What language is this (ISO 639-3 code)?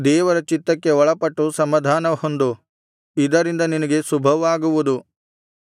kan